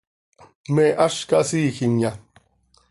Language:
Seri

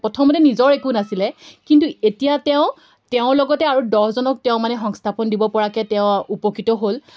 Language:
Assamese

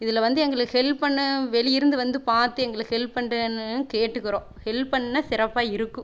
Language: Tamil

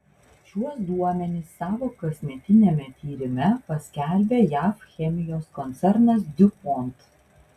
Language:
Lithuanian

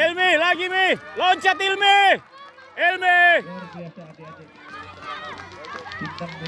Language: Indonesian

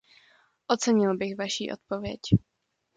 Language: Czech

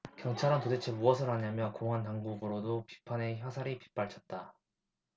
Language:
Korean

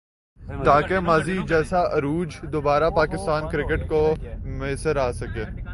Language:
Urdu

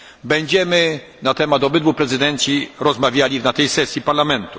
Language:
Polish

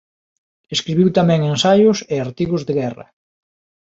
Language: Galician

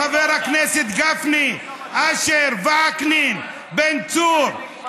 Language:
Hebrew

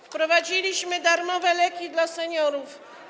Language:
Polish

